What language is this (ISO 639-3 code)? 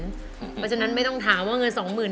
tha